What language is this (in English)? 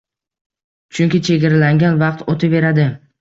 Uzbek